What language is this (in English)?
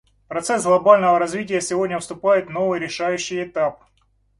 Russian